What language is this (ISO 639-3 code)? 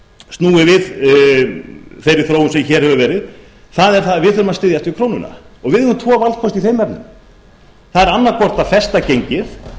isl